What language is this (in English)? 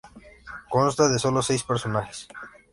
Spanish